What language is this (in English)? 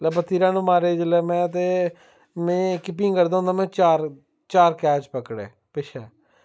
Dogri